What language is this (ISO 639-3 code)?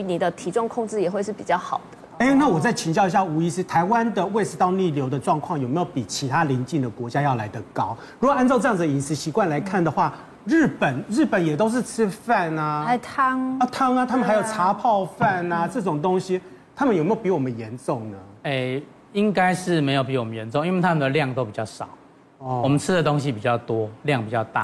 zho